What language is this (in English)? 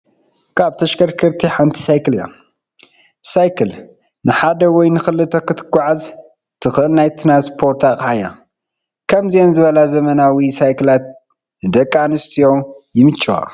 Tigrinya